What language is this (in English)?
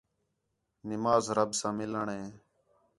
Khetrani